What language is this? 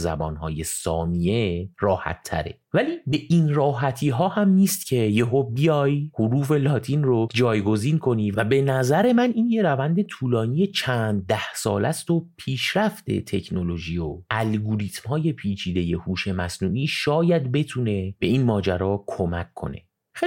Persian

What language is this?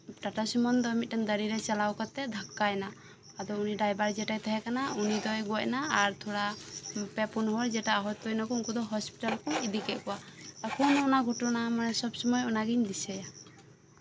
Santali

